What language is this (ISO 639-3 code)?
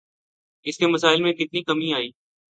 urd